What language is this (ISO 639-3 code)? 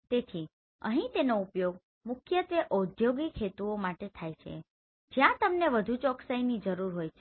guj